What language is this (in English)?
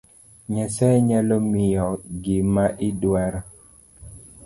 Luo (Kenya and Tanzania)